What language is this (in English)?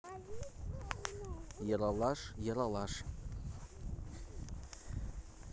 Russian